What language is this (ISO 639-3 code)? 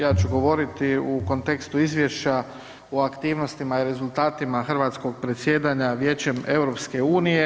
hrv